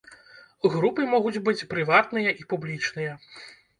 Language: Belarusian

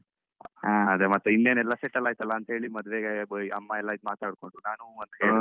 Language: Kannada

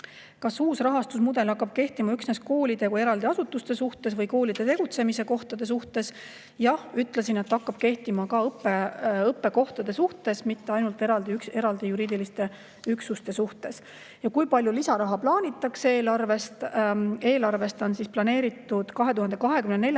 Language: Estonian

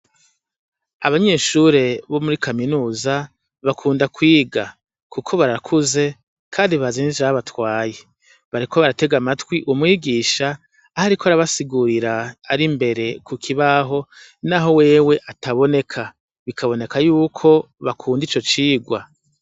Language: Rundi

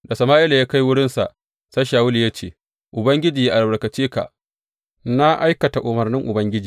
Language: Hausa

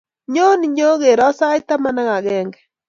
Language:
Kalenjin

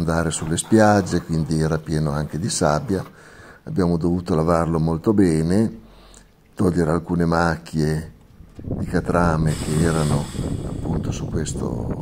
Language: Italian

